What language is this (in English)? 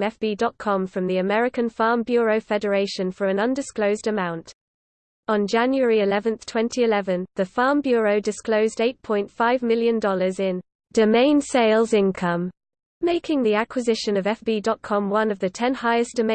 English